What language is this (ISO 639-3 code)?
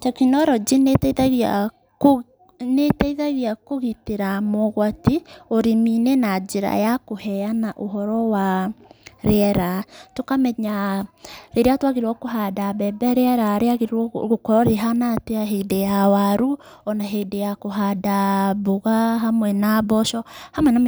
kik